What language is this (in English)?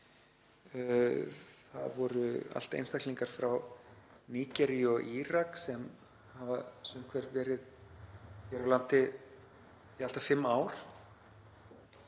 Icelandic